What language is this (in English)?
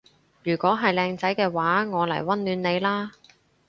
Cantonese